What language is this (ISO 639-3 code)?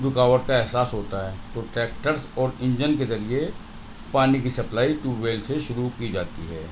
urd